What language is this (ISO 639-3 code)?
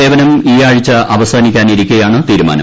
mal